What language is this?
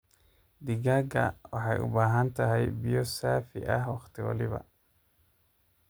Somali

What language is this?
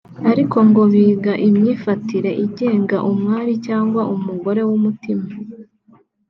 Kinyarwanda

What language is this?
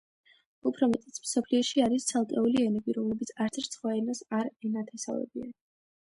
Georgian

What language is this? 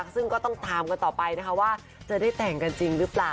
Thai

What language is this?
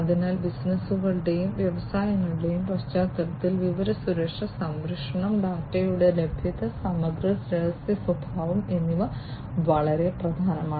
Malayalam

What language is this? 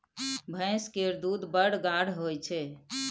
Maithili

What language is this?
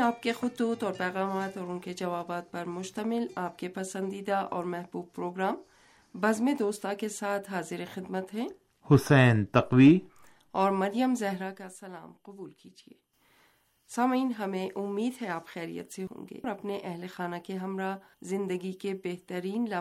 Urdu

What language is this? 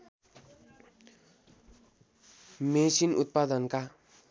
Nepali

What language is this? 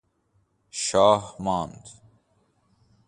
Persian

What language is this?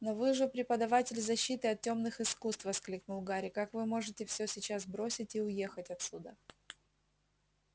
Russian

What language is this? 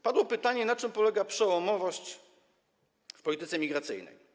Polish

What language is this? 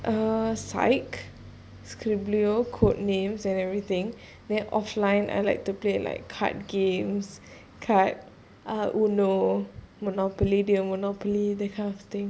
English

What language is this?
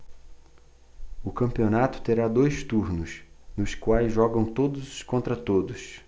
Portuguese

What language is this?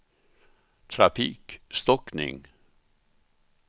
Swedish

